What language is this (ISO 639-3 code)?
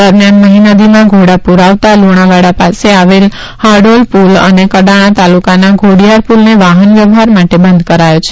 guj